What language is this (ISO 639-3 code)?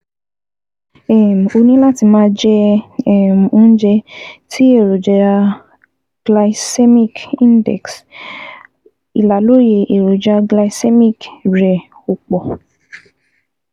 yor